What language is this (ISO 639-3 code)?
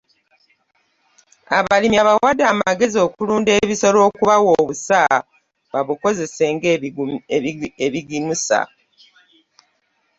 lug